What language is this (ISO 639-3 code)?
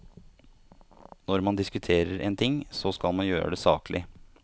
nor